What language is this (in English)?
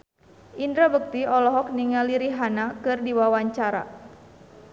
Sundanese